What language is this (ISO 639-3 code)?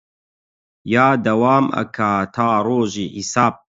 ckb